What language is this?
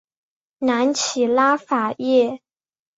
Chinese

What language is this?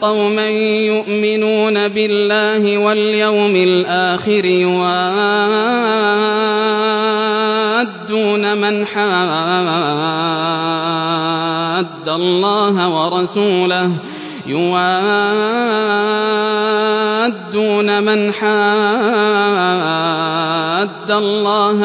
Arabic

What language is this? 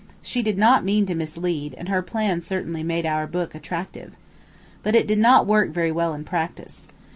English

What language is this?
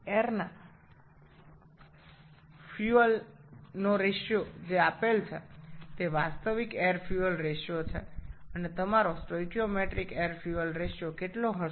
Bangla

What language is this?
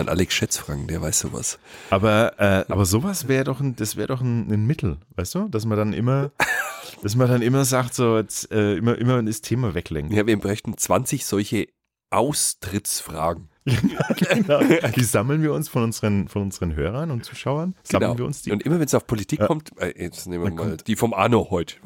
German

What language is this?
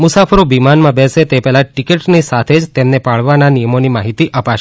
Gujarati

